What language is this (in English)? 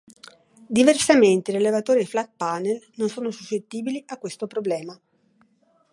Italian